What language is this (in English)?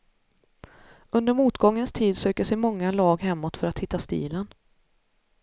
Swedish